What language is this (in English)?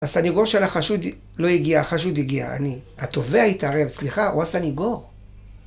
Hebrew